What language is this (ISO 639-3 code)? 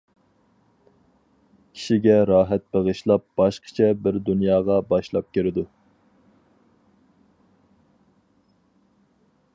uig